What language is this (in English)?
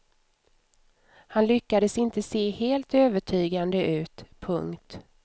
Swedish